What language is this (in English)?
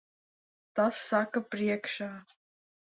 Latvian